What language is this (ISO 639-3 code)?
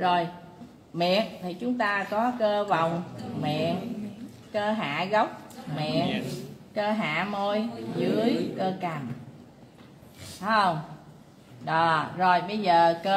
vie